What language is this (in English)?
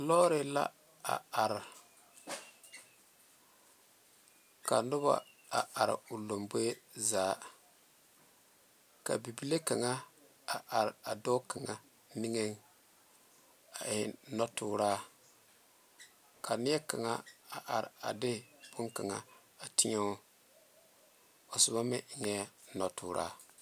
Southern Dagaare